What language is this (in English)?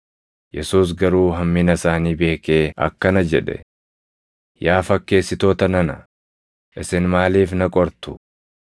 Oromo